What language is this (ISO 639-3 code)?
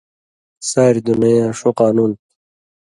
mvy